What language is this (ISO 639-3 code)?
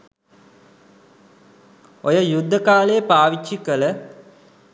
sin